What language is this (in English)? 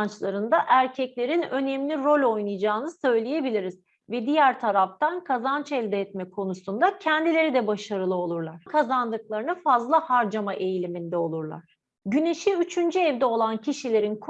Turkish